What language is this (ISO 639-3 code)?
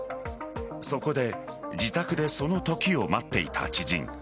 jpn